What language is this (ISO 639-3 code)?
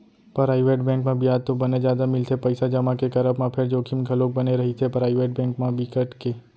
hne